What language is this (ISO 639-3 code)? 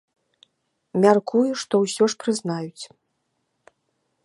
bel